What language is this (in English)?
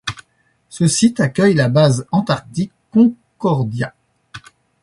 French